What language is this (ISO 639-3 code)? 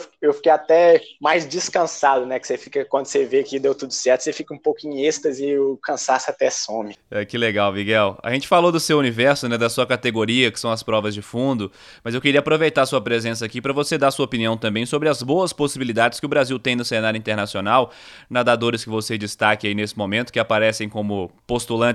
por